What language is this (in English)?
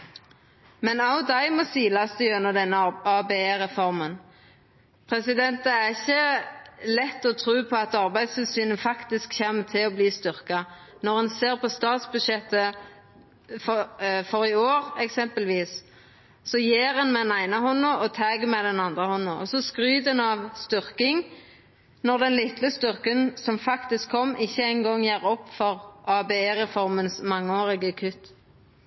Norwegian Nynorsk